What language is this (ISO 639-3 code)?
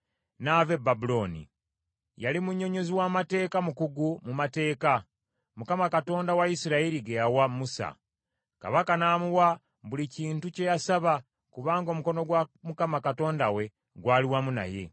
lug